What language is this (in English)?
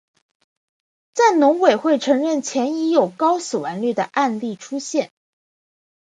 Chinese